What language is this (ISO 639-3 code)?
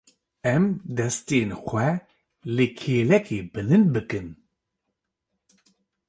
kur